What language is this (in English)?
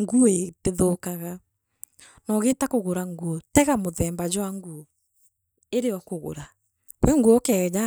Meru